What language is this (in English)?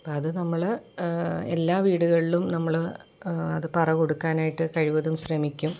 Malayalam